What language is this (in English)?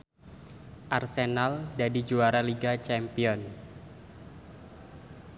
Javanese